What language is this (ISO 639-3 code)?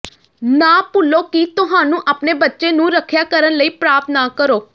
pan